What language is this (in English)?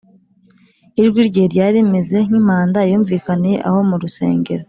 Kinyarwanda